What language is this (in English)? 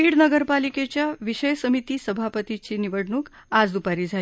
Marathi